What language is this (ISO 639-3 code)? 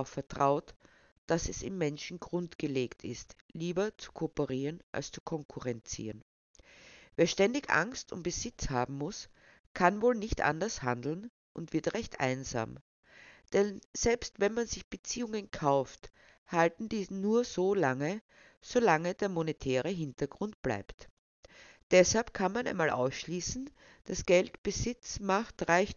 deu